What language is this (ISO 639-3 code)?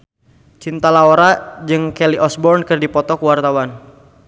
sun